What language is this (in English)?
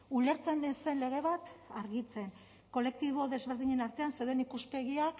Basque